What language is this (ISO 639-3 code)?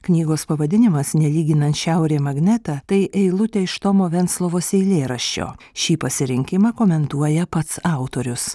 lit